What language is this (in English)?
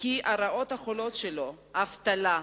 Hebrew